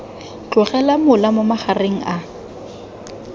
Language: Tswana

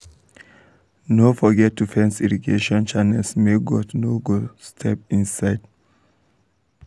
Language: Nigerian Pidgin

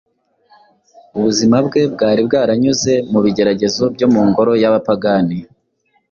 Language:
Kinyarwanda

